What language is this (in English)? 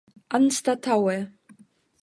Esperanto